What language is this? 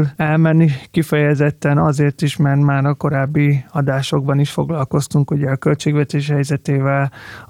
Hungarian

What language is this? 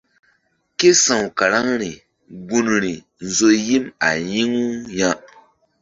Mbum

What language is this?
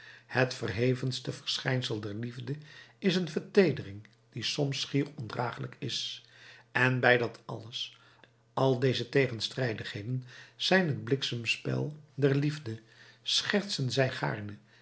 Dutch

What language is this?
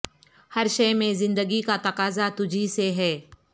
Urdu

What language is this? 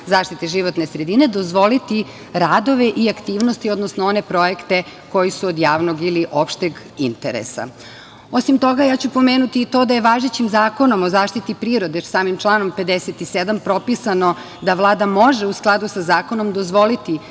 Serbian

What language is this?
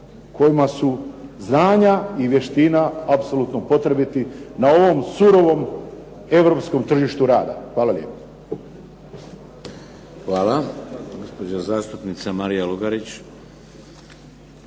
Croatian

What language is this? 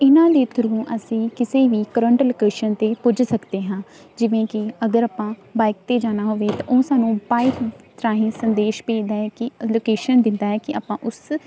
Punjabi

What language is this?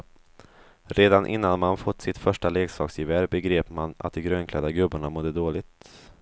Swedish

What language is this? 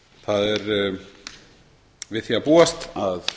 Icelandic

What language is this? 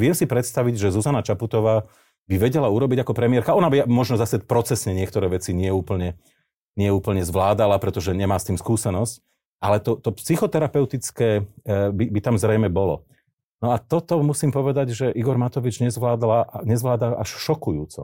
Slovak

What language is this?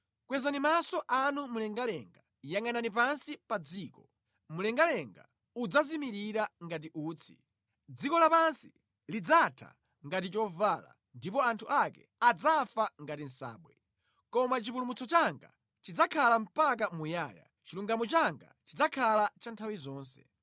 Nyanja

